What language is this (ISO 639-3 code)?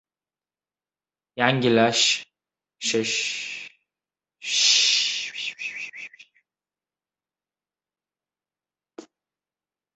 uzb